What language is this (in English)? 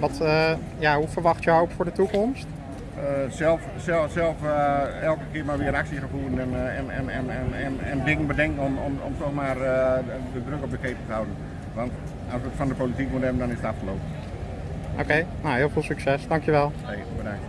Dutch